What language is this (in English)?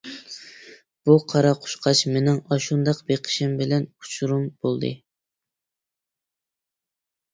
Uyghur